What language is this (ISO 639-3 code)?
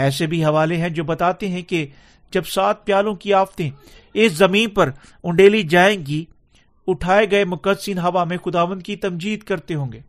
urd